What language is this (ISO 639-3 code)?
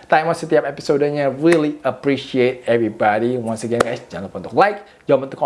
ind